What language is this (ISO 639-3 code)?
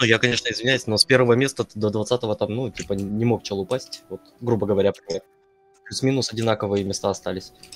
rus